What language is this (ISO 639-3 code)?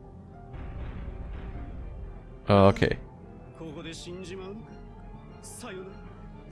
deu